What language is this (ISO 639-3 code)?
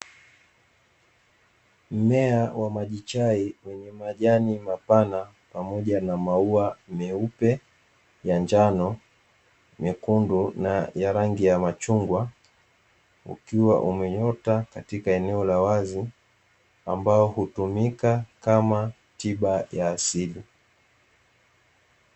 swa